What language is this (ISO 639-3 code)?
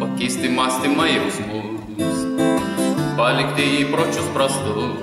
ron